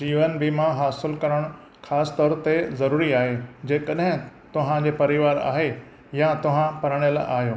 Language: Sindhi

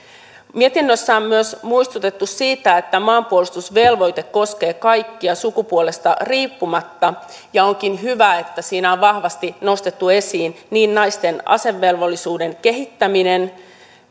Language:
Finnish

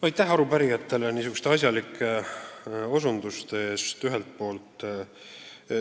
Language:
Estonian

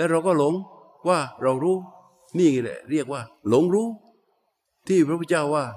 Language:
Thai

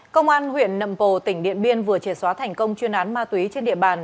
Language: Vietnamese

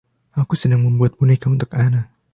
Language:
Indonesian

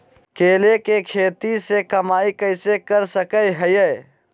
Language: Magahi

